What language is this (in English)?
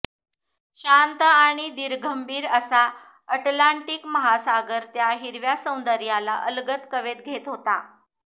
Marathi